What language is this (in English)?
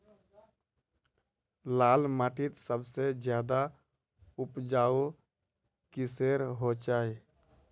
Magahi